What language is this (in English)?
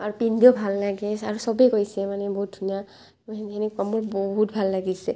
Assamese